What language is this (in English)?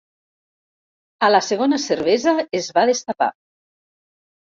Catalan